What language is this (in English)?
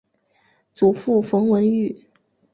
Chinese